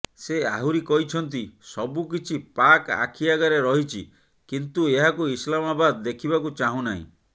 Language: Odia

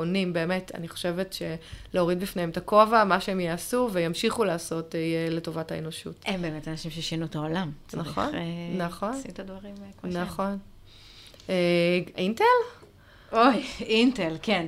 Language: Hebrew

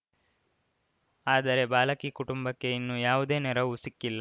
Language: Kannada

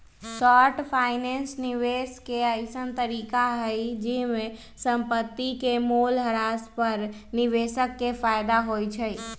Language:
Magahi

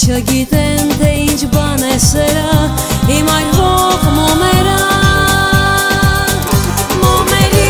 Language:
Turkish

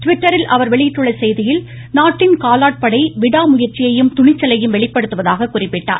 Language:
Tamil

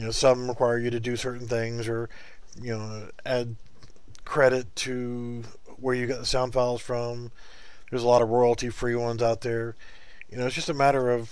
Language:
English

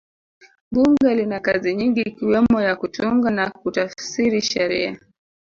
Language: Swahili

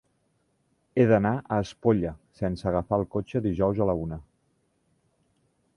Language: Catalan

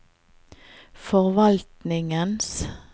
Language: Norwegian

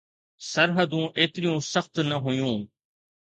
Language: Sindhi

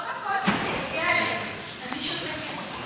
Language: Hebrew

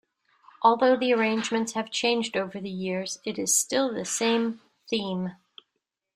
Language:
English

